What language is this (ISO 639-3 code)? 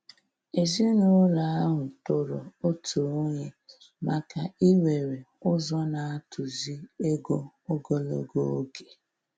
ibo